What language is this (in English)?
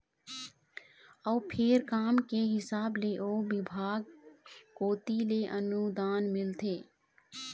Chhattisgarhi